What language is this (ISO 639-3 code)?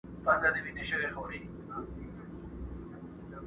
pus